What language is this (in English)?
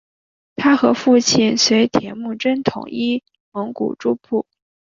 Chinese